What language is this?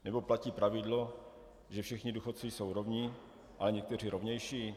Czech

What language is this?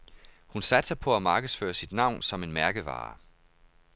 Danish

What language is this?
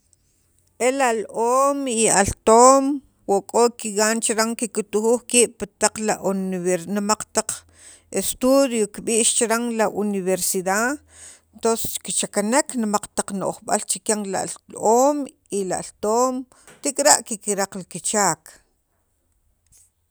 Sacapulteco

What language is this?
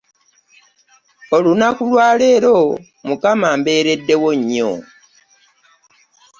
Ganda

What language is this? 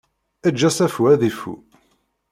Kabyle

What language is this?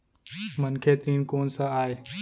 Chhattisgarhi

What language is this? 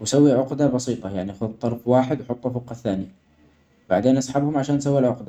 Omani Arabic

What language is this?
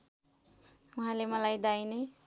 Nepali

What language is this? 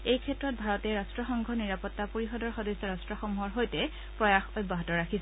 Assamese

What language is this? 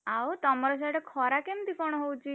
Odia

